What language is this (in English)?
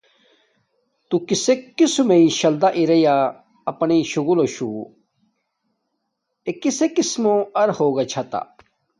Domaaki